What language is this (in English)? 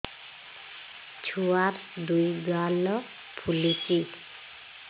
Odia